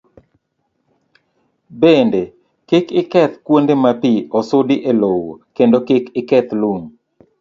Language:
Luo (Kenya and Tanzania)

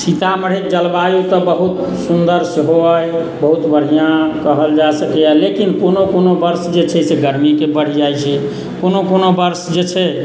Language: Maithili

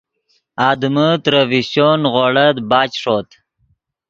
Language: Yidgha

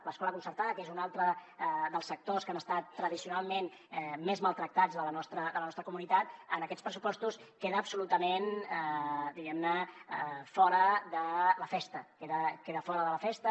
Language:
Catalan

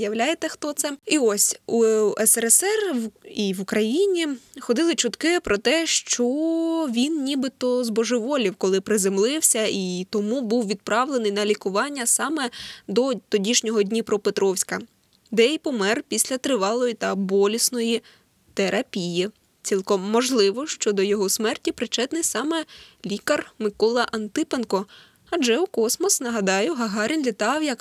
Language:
Ukrainian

